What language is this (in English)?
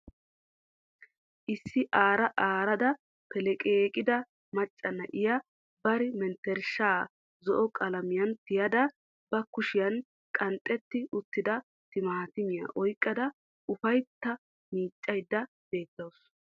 Wolaytta